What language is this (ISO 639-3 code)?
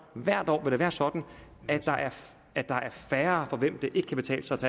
dan